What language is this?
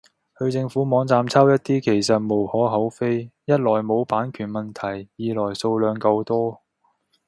Cantonese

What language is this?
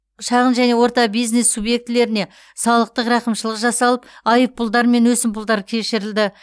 Kazakh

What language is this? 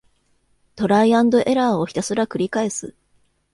Japanese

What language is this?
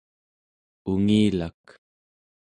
Central Yupik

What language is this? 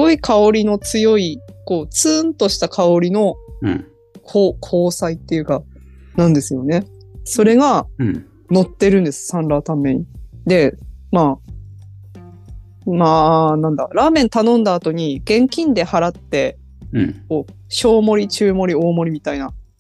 Japanese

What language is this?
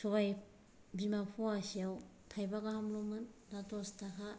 Bodo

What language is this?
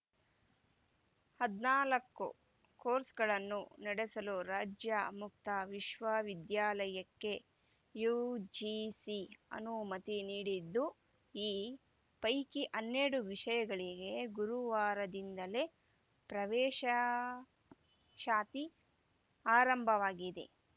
Kannada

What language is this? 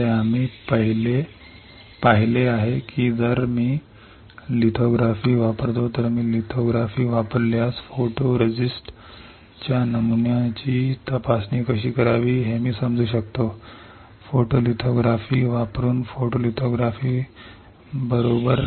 Marathi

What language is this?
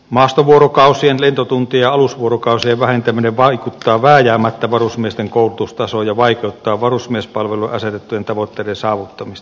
Finnish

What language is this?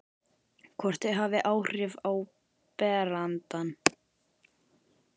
Icelandic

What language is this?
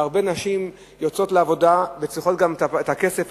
Hebrew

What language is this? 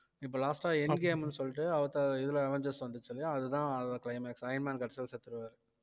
Tamil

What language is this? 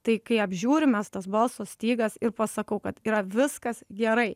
Lithuanian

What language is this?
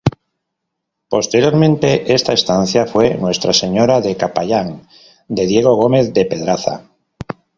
Spanish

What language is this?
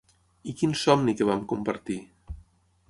Catalan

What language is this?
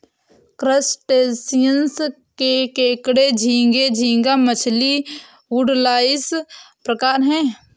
Hindi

